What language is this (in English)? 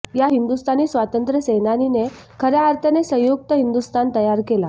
Marathi